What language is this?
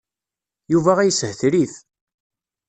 Kabyle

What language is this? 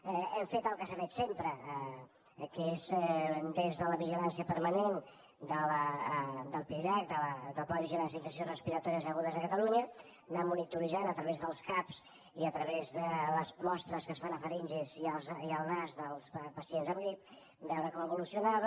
Catalan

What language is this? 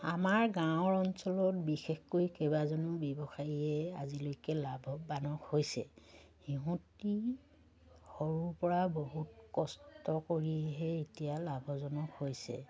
Assamese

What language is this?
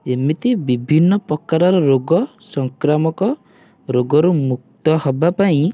Odia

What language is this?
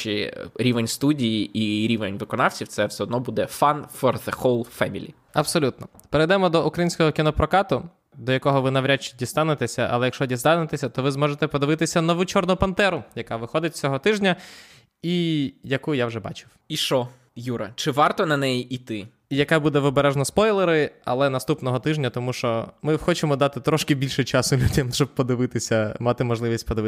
Ukrainian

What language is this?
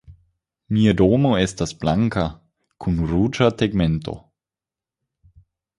Esperanto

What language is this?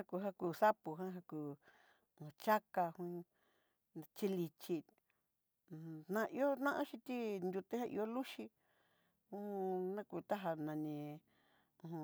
Southeastern Nochixtlán Mixtec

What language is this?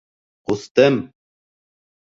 Bashkir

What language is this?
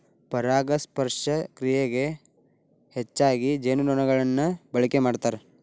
Kannada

